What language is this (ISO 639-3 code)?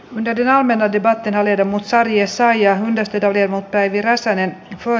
fin